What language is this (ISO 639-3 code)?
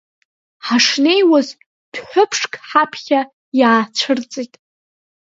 abk